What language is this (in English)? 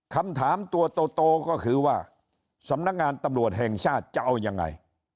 Thai